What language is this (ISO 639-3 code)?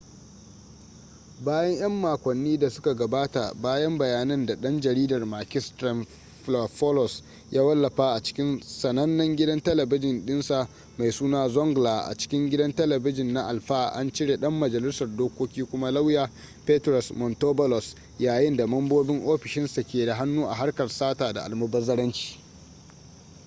hau